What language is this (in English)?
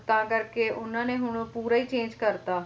Punjabi